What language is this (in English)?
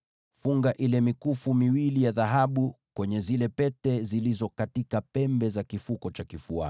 Swahili